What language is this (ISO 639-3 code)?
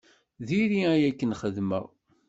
kab